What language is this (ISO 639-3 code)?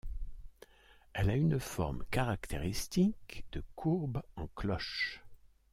fra